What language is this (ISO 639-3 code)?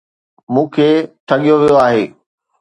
snd